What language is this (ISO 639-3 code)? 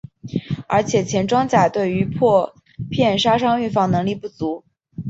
zho